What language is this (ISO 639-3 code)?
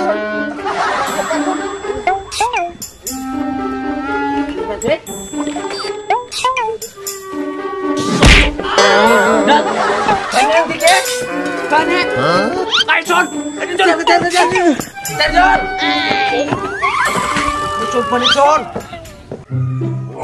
ind